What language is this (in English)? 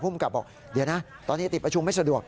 Thai